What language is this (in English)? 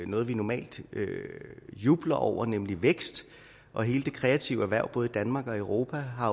Danish